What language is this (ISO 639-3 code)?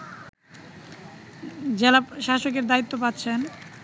ben